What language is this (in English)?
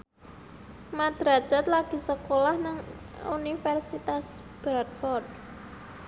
Javanese